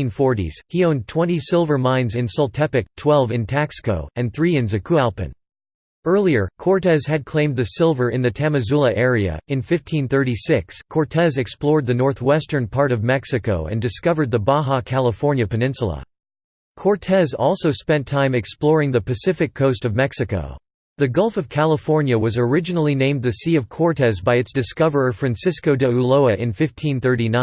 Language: English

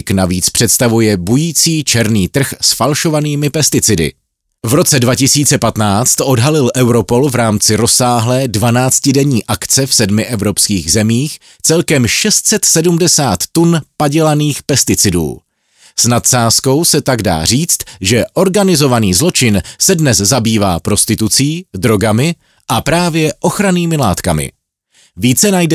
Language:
Czech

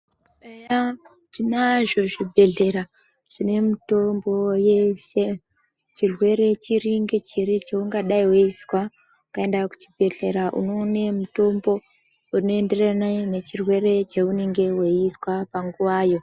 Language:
Ndau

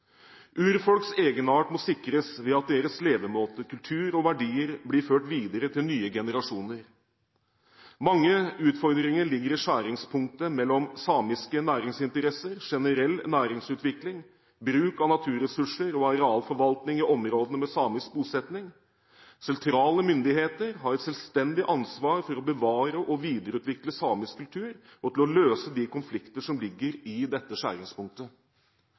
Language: Norwegian Bokmål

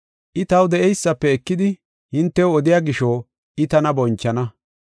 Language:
Gofa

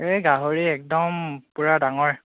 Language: Assamese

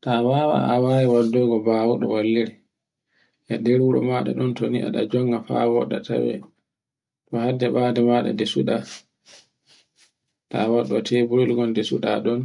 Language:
Borgu Fulfulde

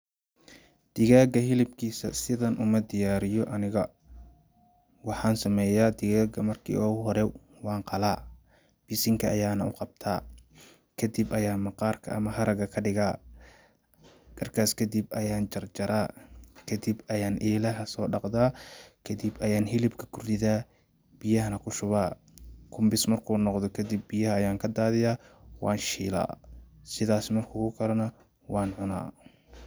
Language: Somali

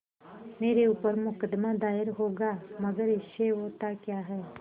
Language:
Hindi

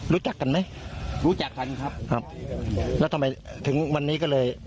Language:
Thai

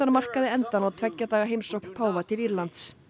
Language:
Icelandic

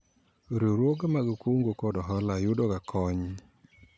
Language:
Luo (Kenya and Tanzania)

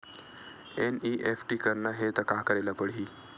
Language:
Chhattisgarhi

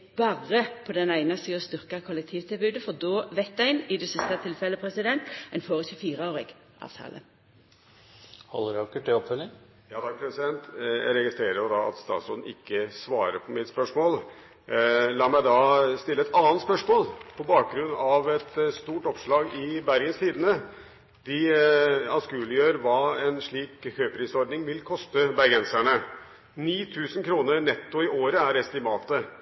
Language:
Norwegian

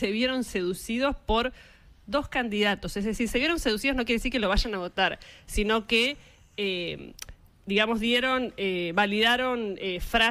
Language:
Spanish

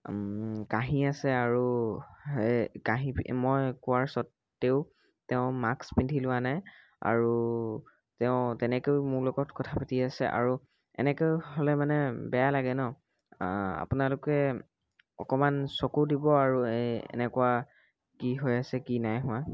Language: Assamese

